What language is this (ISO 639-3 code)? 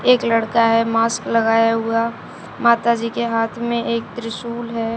hin